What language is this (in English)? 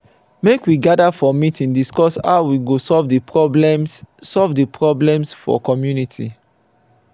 Nigerian Pidgin